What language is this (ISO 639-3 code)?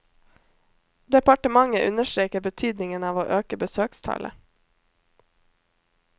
nor